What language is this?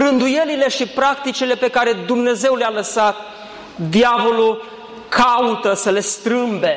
Romanian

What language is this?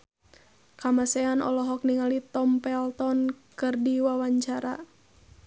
Sundanese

